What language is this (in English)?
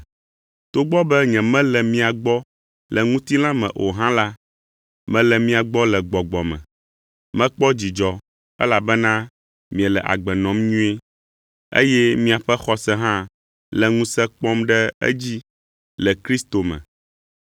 Ewe